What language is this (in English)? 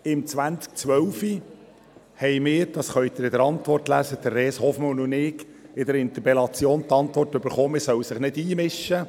Swiss German